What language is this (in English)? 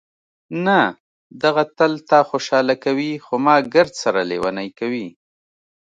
Pashto